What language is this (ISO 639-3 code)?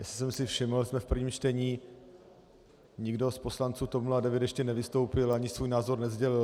ces